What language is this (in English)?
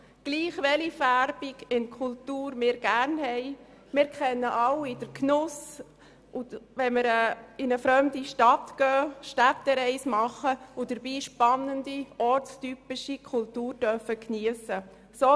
Swiss German